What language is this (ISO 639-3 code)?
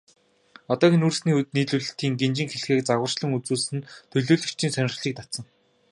mon